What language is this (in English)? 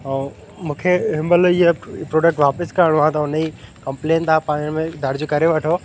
Sindhi